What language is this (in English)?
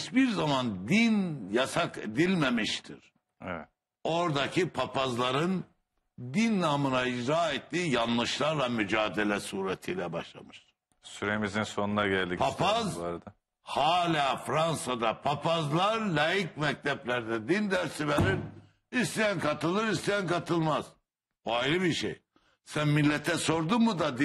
Turkish